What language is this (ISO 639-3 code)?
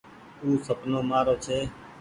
gig